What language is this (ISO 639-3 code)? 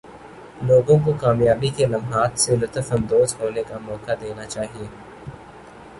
urd